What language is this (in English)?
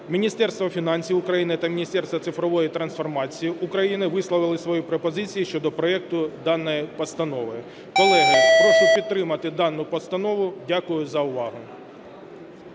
Ukrainian